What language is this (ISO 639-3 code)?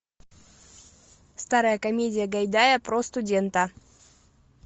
rus